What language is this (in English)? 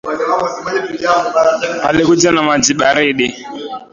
Swahili